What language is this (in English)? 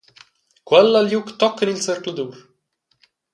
Romansh